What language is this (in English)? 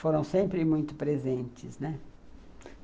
Portuguese